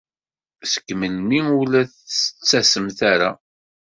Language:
Kabyle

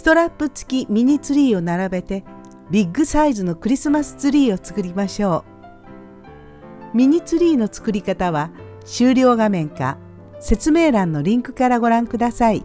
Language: Japanese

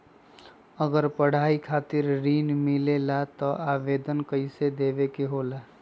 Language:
Magahi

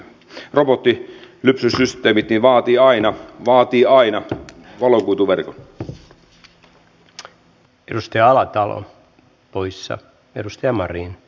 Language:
Finnish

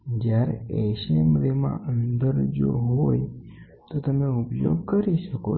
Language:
Gujarati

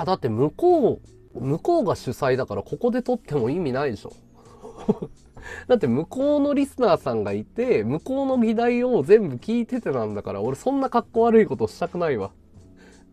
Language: Japanese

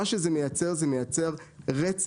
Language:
Hebrew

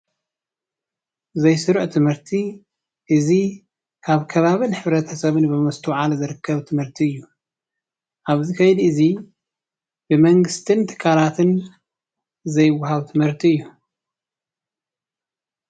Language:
Tigrinya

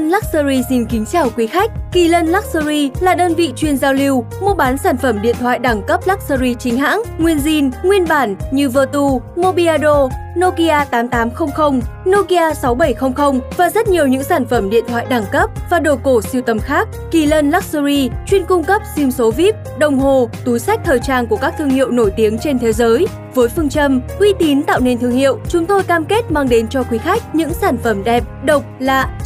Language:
Vietnamese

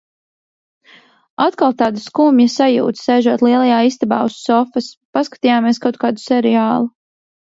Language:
Latvian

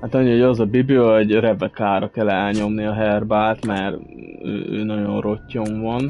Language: Hungarian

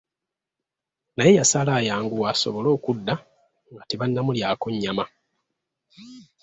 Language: Ganda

